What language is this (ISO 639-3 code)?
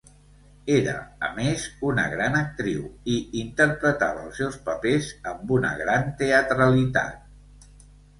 cat